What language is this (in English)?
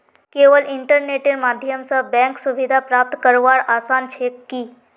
Magahi